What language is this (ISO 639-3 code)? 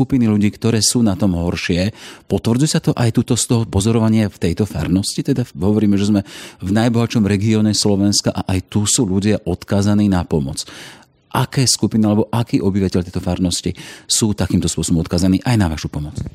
slk